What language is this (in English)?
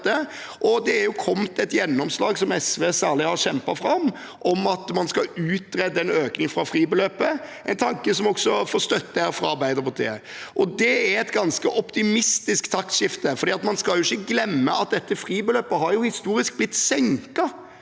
Norwegian